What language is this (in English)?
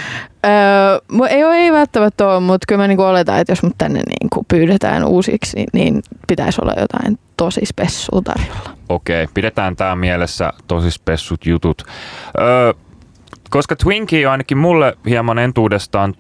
Finnish